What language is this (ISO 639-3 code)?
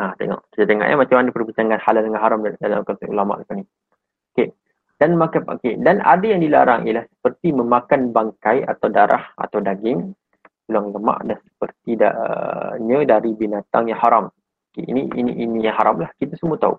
msa